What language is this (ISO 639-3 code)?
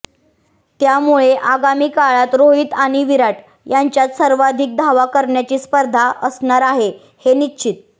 mar